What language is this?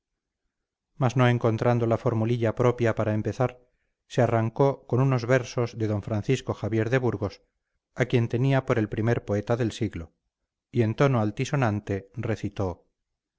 Spanish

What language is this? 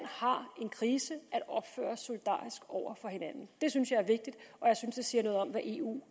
Danish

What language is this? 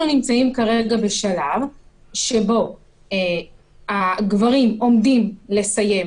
Hebrew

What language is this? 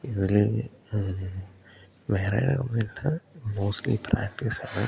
Malayalam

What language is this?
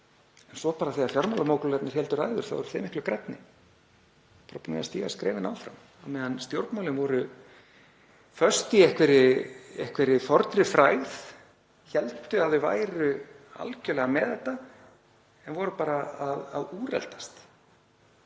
Icelandic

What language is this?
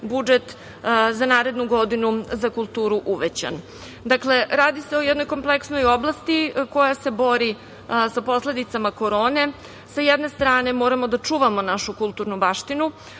Serbian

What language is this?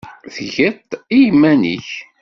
Kabyle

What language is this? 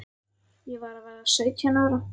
Icelandic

